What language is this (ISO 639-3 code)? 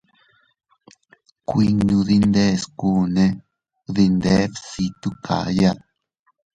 cut